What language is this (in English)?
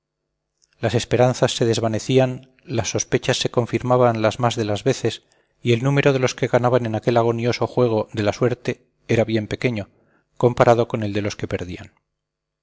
Spanish